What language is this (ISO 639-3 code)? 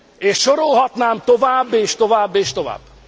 hun